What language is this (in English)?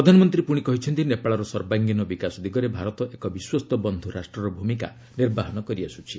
Odia